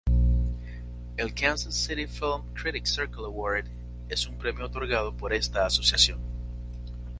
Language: Spanish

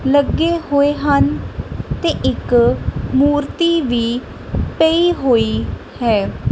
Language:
Punjabi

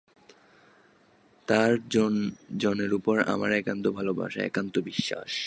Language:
Bangla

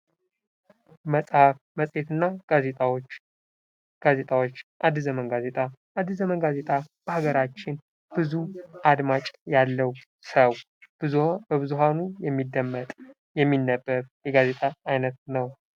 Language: Amharic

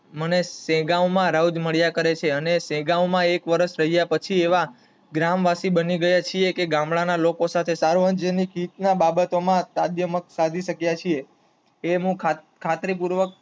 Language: Gujarati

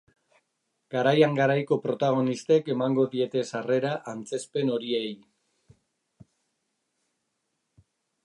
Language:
Basque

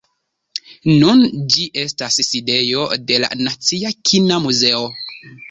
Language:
Esperanto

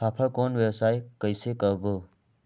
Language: Chhattisgarhi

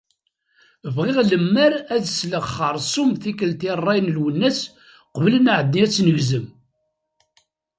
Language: Kabyle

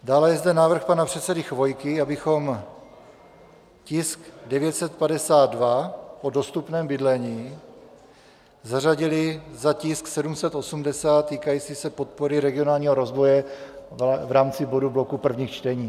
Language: Czech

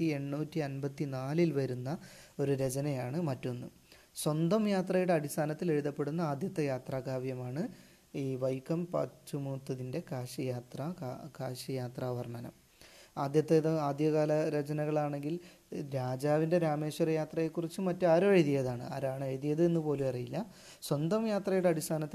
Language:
Malayalam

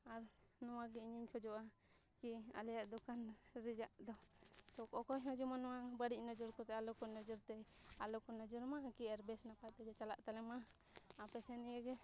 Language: Santali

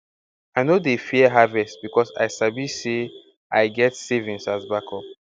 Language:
Nigerian Pidgin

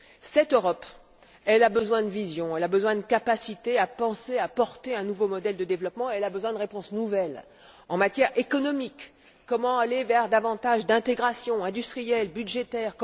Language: French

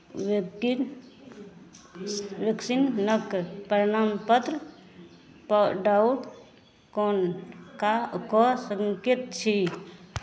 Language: Maithili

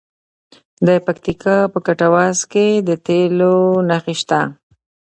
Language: Pashto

